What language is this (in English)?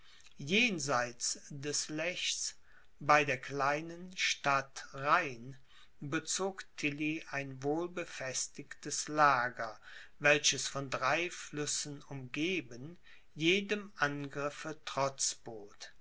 German